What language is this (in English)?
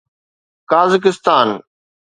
Sindhi